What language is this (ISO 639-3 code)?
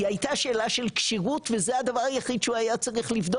heb